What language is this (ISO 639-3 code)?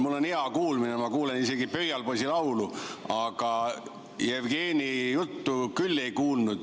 est